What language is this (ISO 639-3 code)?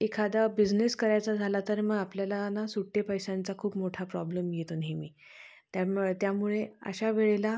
mar